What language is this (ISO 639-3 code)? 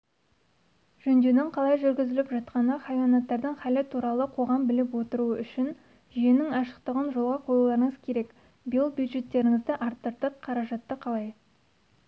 kaz